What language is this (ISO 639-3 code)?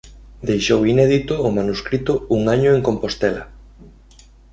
glg